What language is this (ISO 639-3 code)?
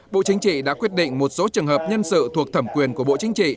vie